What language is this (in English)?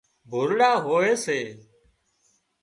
Wadiyara Koli